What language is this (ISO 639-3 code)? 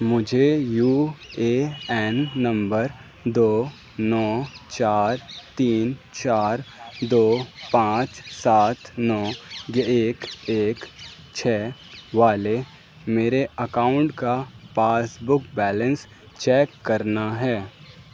urd